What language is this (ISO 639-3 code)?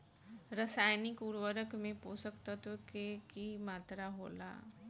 bho